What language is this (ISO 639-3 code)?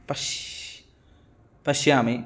san